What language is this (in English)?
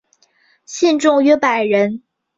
Chinese